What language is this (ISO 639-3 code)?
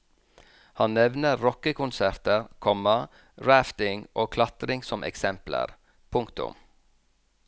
nor